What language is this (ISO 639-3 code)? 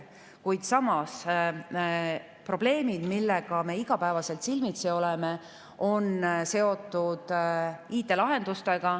est